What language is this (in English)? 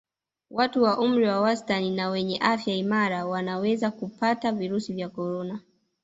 Swahili